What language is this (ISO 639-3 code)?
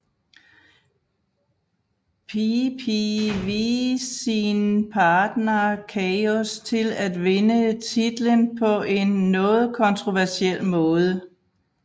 dan